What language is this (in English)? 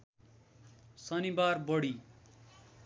Nepali